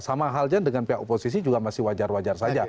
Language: Indonesian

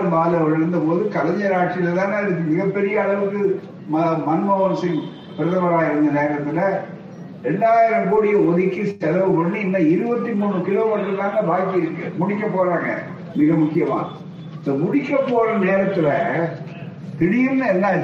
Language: Tamil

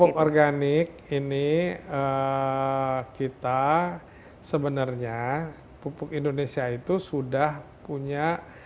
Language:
Indonesian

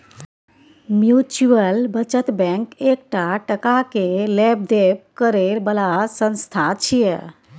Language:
Maithili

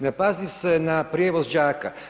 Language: Croatian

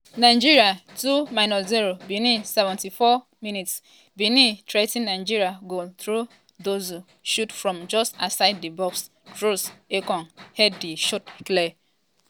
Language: Nigerian Pidgin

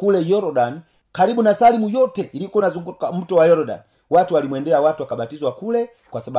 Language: Swahili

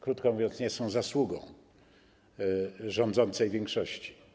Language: Polish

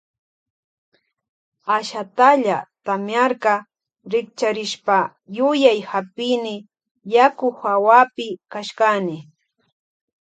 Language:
Loja Highland Quichua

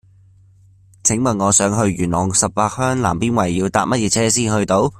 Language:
Cantonese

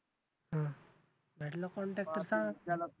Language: Marathi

